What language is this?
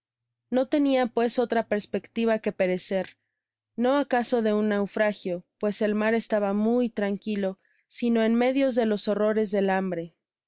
Spanish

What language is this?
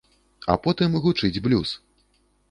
Belarusian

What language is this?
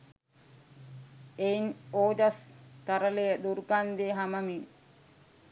Sinhala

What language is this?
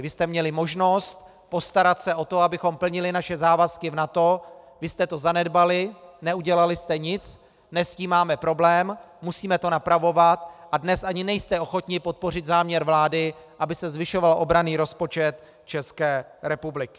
Czech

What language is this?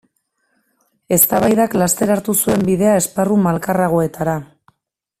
Basque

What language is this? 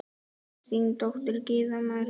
Icelandic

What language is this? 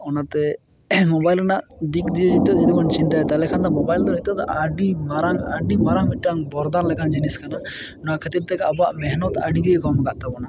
Santali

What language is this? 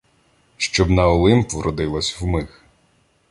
Ukrainian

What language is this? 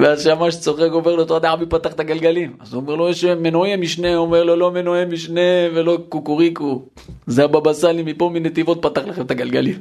Hebrew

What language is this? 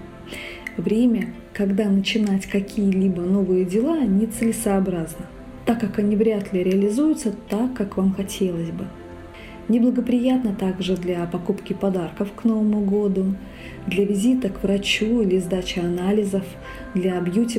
Russian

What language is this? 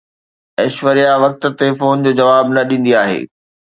Sindhi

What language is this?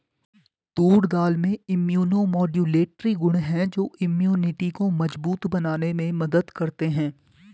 Hindi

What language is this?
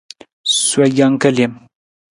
Nawdm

